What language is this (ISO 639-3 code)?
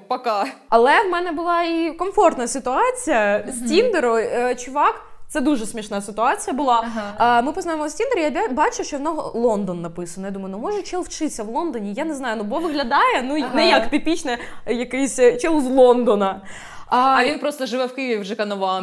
ukr